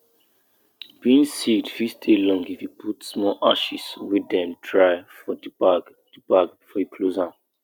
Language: Nigerian Pidgin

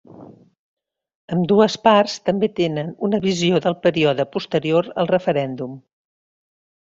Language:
Catalan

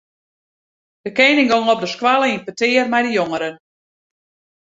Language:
Western Frisian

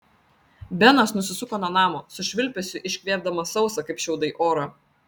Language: Lithuanian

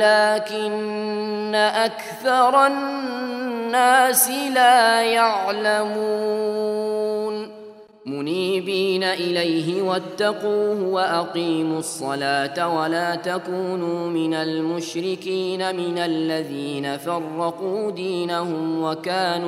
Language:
Arabic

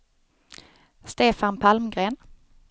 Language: Swedish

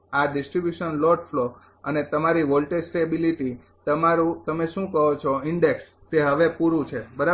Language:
Gujarati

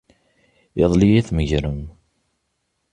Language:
Kabyle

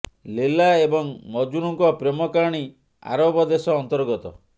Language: Odia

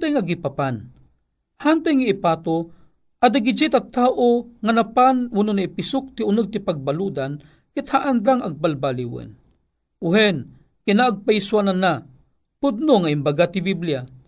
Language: Filipino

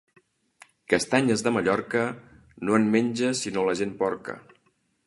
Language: Catalan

